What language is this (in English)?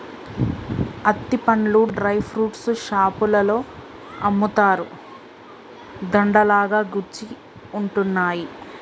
Telugu